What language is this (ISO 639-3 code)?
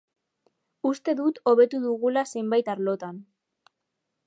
eus